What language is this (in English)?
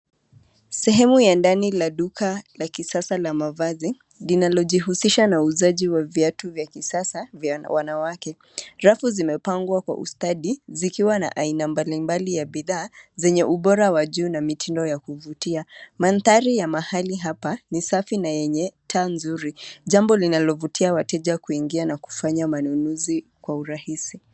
Swahili